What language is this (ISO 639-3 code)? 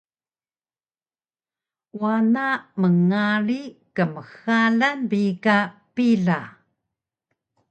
trv